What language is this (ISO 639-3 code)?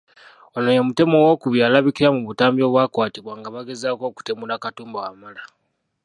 lug